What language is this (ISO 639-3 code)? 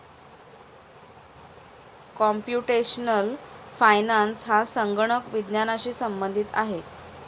mar